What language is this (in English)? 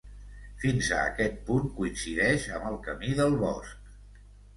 Catalan